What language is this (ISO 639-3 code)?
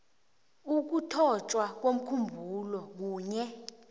nbl